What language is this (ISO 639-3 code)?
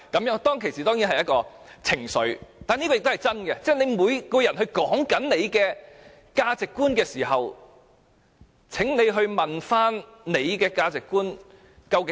yue